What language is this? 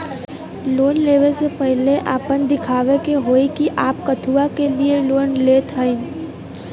Bhojpuri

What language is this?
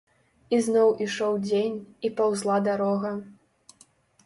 Belarusian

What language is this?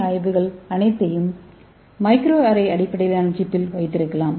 Tamil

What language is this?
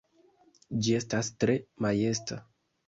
Esperanto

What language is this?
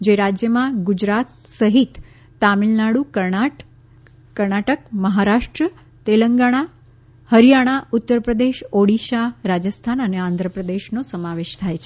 Gujarati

